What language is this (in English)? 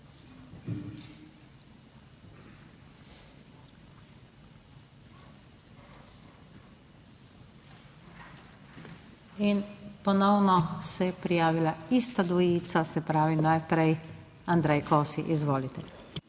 Slovenian